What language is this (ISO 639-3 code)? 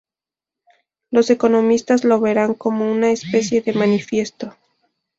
spa